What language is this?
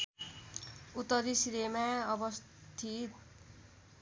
Nepali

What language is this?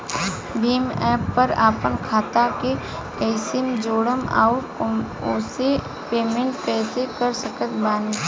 Bhojpuri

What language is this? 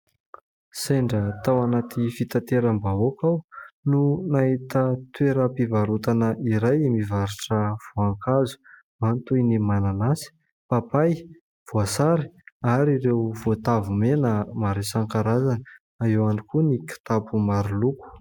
Malagasy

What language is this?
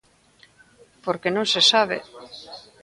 Galician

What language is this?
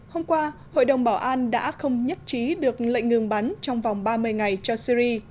Vietnamese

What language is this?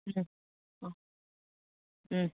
Manipuri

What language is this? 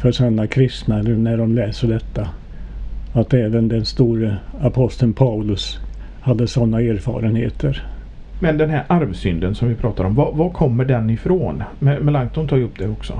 Swedish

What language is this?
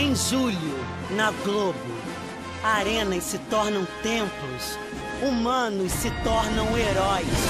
Portuguese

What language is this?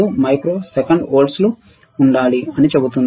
Telugu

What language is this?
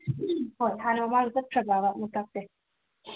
Manipuri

